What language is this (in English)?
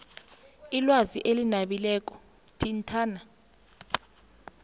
South Ndebele